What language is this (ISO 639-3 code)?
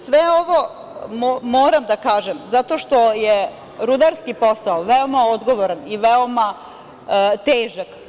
srp